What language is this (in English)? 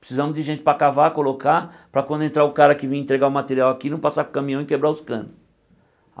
Portuguese